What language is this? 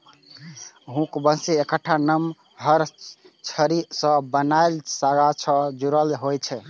Maithili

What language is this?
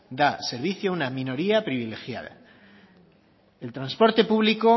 Spanish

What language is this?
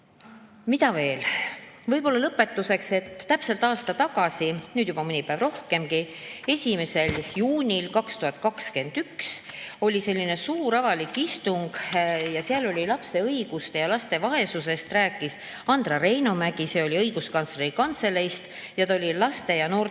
Estonian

